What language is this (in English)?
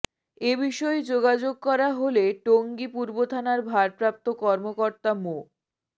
Bangla